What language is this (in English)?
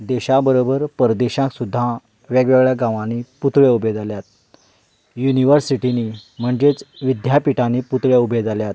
Konkani